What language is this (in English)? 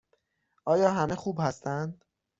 Persian